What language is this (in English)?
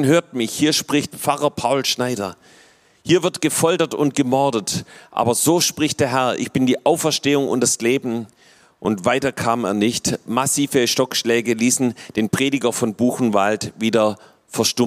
German